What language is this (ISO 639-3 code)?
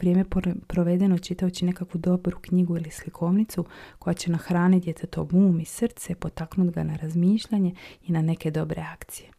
hrv